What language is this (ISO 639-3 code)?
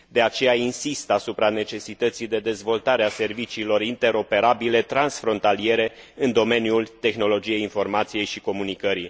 ron